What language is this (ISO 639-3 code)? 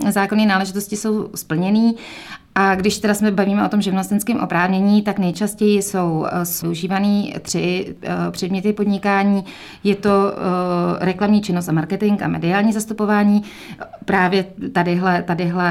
ces